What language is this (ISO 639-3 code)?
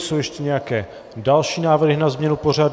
ces